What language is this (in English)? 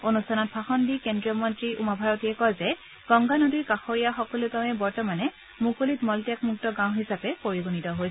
Assamese